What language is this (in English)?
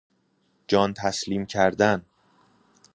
Persian